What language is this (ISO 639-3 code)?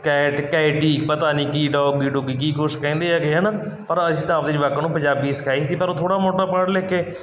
pan